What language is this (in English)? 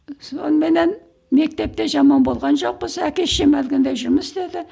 Kazakh